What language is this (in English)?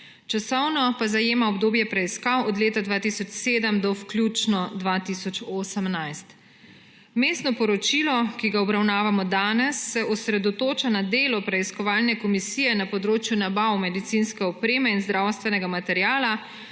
Slovenian